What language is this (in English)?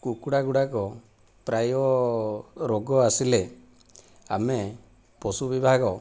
Odia